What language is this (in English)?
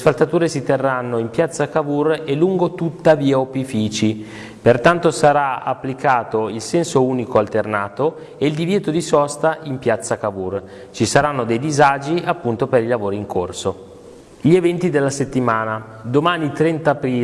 Italian